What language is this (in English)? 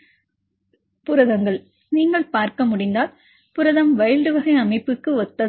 Tamil